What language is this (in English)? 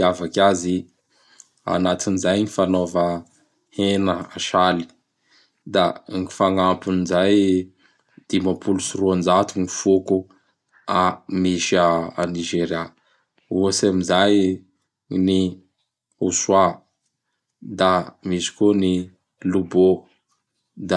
Bara Malagasy